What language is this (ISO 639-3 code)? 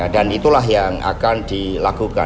ind